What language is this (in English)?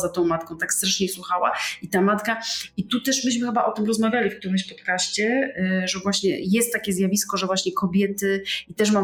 Polish